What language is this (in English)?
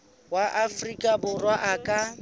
Southern Sotho